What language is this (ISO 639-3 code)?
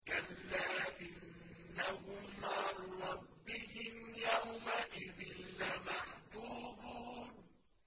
ara